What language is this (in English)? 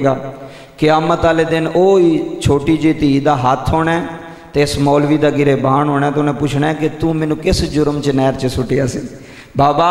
Punjabi